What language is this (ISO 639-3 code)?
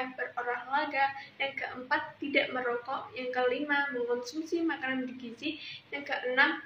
ind